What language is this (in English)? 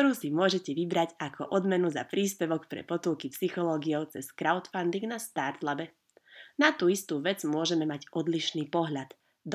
Slovak